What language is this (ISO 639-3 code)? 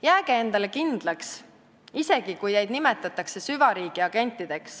est